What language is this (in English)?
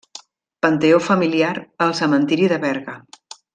Catalan